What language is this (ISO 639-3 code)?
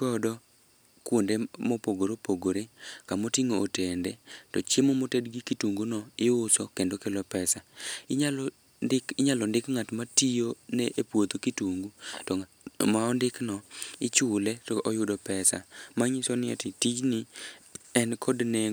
luo